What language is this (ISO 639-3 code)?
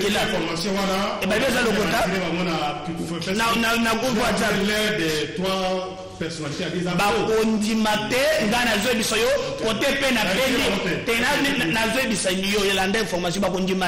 fra